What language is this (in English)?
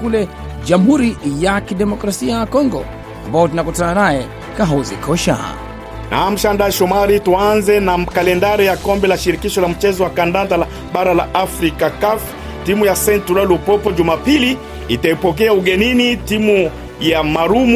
Swahili